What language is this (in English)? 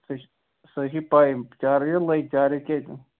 Kashmiri